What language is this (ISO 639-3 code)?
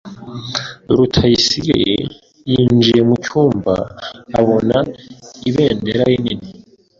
kin